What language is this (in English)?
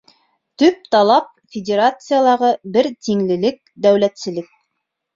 Bashkir